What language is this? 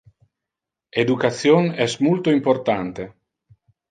Interlingua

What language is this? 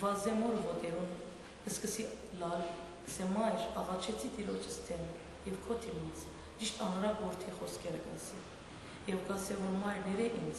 Romanian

